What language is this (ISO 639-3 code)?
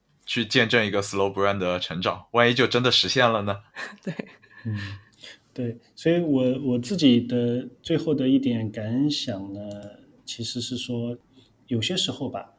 zho